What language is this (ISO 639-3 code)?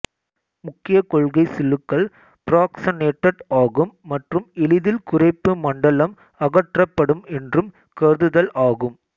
tam